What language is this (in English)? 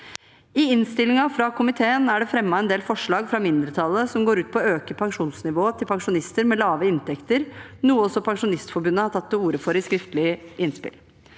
Norwegian